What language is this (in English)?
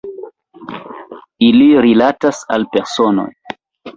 Esperanto